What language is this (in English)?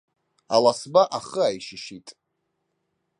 Abkhazian